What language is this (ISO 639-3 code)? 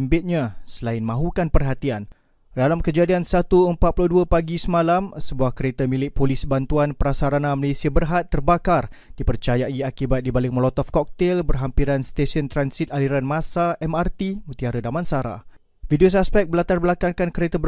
msa